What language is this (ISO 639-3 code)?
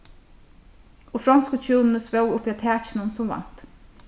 fao